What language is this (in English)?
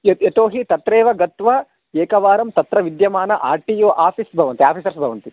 Sanskrit